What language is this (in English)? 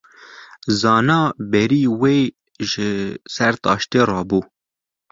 Kurdish